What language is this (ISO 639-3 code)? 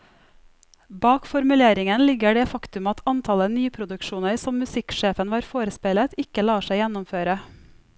nor